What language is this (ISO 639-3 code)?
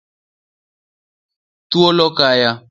luo